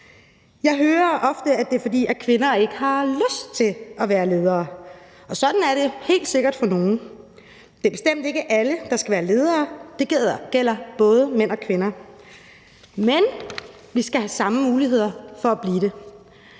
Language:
Danish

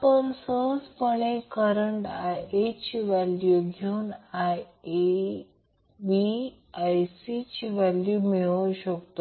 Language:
Marathi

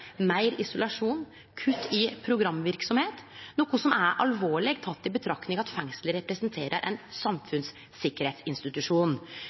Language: Norwegian Nynorsk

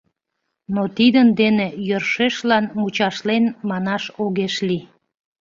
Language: Mari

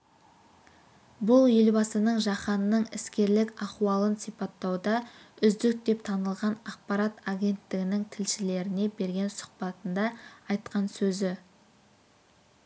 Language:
Kazakh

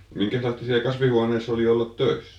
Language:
Finnish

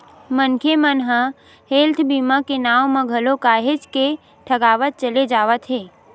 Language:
Chhattisgarhi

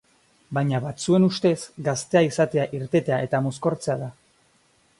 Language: Basque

